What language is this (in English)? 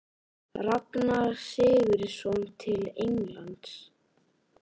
Icelandic